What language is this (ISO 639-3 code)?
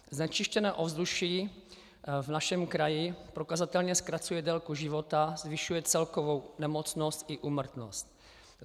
ces